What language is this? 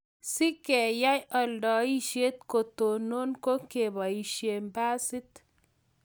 Kalenjin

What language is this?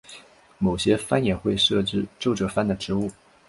Chinese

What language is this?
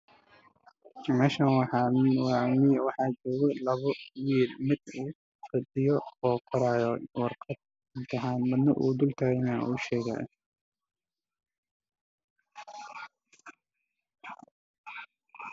Somali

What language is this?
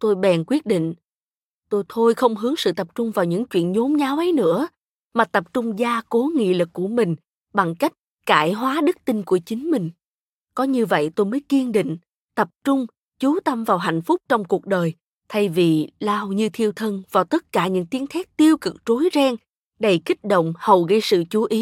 Vietnamese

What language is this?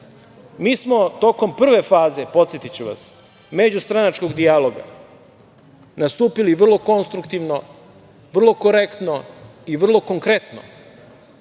Serbian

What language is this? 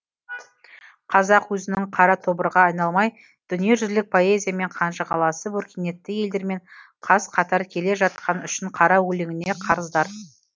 Kazakh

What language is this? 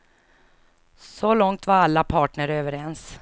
Swedish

